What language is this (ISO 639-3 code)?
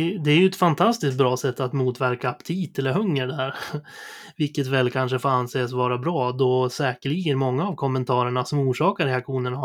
swe